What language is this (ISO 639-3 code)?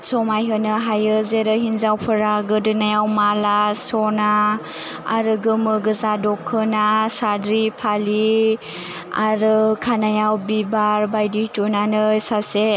brx